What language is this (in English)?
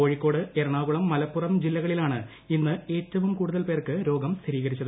Malayalam